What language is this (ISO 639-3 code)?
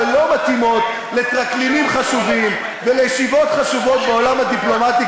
heb